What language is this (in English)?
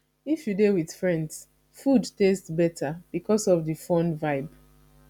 Nigerian Pidgin